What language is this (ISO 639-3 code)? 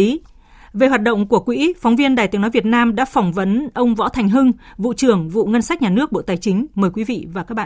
vie